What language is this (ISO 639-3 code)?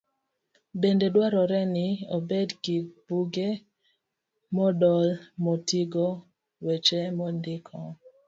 luo